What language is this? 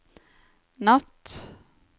Norwegian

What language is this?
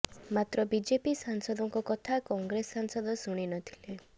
Odia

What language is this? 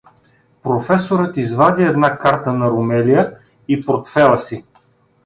Bulgarian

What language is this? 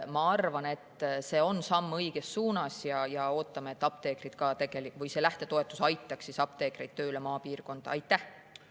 Estonian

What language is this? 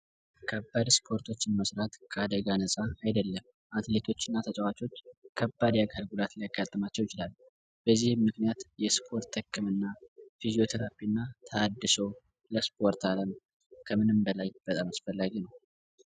Amharic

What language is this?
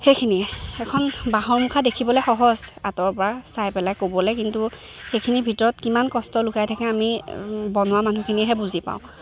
Assamese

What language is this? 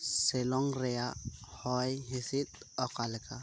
Santali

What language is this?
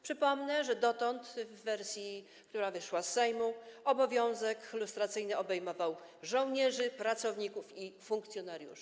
Polish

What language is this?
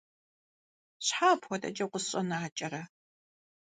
Kabardian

